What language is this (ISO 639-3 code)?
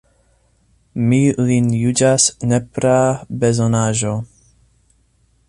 epo